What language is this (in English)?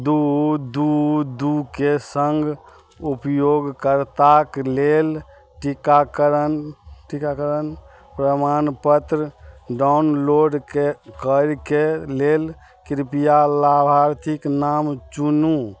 Maithili